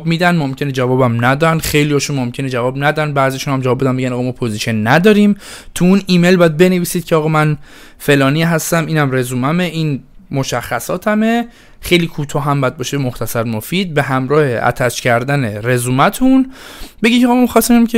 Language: Persian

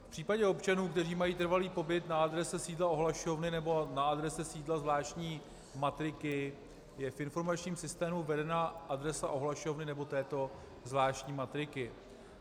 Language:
Czech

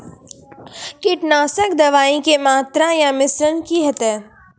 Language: Maithili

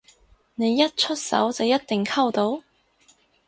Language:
Cantonese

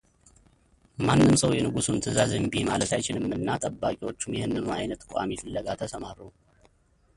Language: Amharic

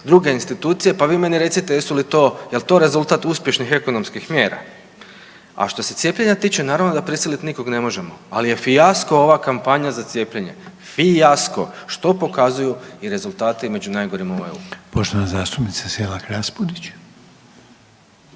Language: Croatian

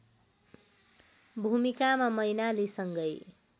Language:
Nepali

